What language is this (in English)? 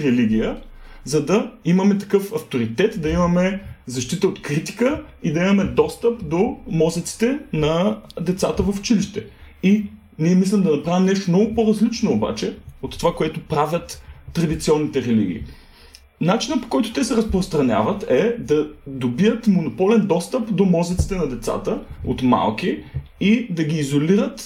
Bulgarian